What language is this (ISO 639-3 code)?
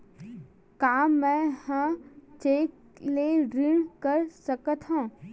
hne